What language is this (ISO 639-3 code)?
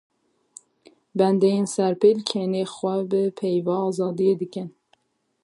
kur